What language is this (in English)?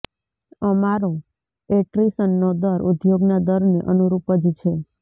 Gujarati